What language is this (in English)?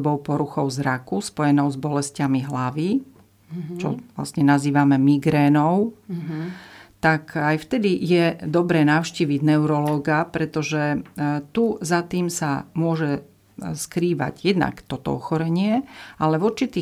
Slovak